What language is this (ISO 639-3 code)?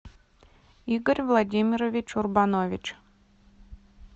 rus